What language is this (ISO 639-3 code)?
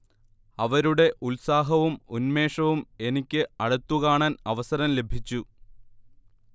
mal